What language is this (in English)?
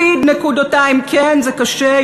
Hebrew